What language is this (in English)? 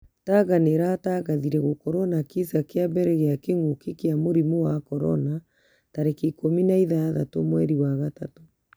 Kikuyu